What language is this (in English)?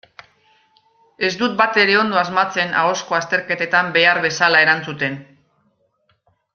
Basque